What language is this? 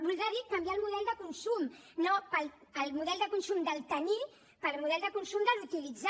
Catalan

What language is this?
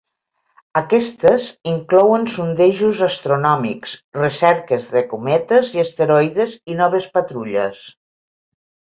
Catalan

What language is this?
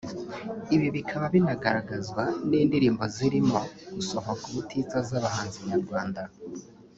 Kinyarwanda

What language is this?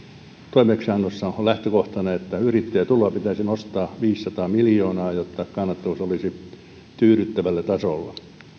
Finnish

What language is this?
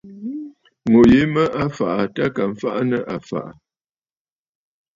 Bafut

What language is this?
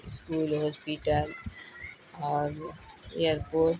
Urdu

